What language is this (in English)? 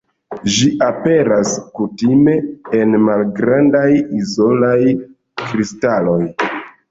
Esperanto